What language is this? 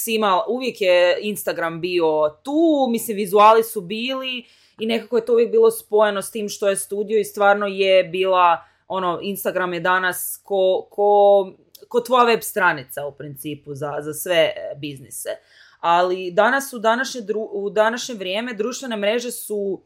Croatian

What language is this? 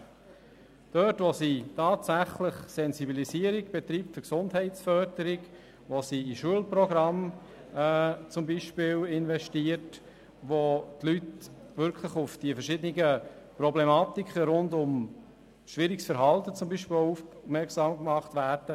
Swiss German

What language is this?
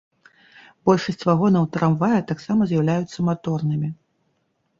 Belarusian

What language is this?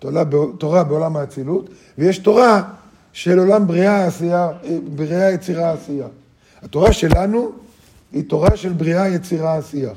Hebrew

